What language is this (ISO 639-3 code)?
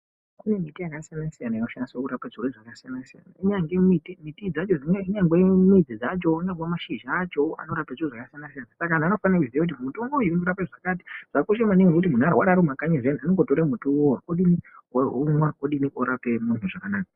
ndc